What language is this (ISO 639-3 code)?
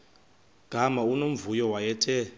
xho